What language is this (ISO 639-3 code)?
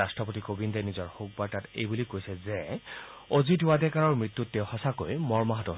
asm